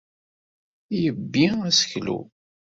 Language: Kabyle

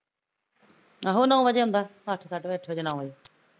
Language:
Punjabi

